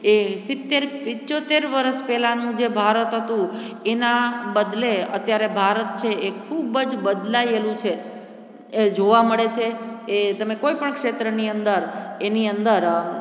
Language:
Gujarati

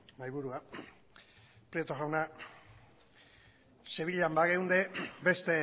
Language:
Basque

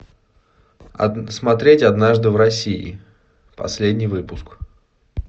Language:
Russian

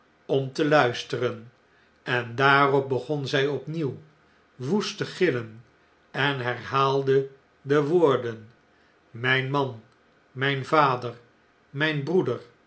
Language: Dutch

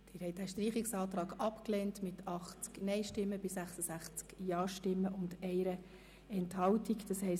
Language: Swiss German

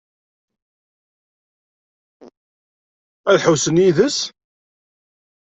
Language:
Kabyle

